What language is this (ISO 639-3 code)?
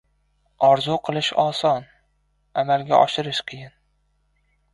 uzb